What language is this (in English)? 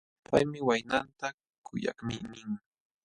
Jauja Wanca Quechua